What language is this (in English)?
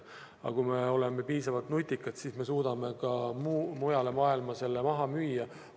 Estonian